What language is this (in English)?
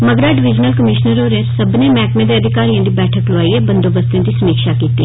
Dogri